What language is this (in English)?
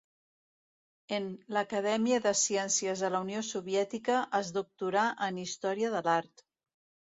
Catalan